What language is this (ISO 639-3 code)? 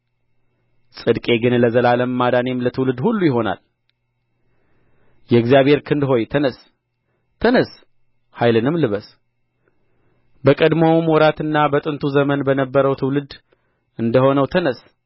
amh